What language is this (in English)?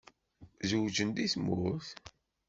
Kabyle